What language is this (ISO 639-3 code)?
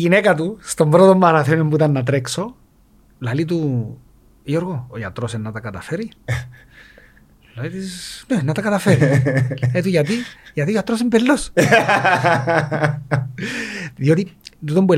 ell